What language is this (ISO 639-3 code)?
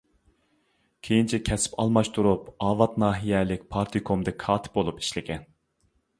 uig